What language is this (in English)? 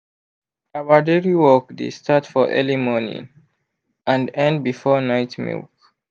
Nigerian Pidgin